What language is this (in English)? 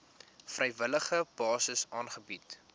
Afrikaans